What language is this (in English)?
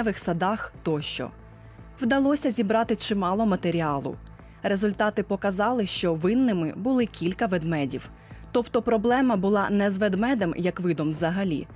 Ukrainian